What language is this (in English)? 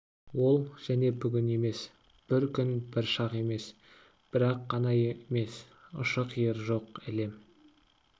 Kazakh